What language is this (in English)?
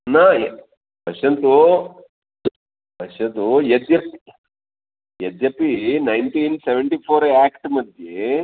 Sanskrit